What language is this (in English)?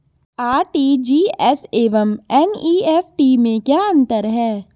Hindi